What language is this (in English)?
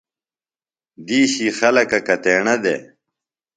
Phalura